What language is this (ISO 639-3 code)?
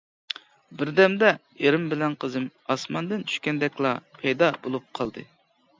uig